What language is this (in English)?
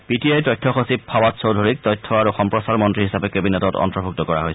Assamese